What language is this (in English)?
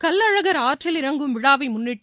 Tamil